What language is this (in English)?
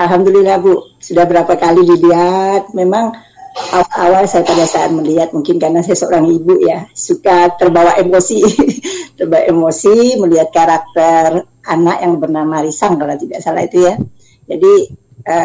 Indonesian